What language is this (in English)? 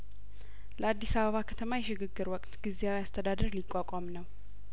Amharic